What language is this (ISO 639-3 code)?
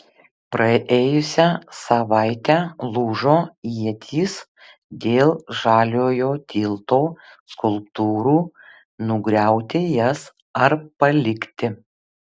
lit